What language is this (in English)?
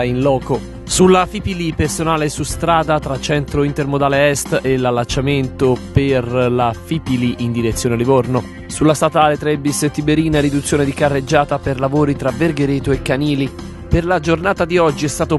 Italian